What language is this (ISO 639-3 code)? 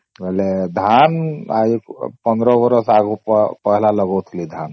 ori